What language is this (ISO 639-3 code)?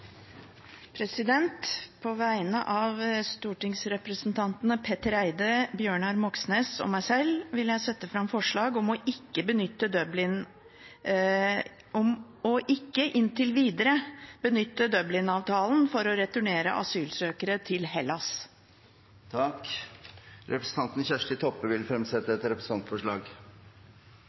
nor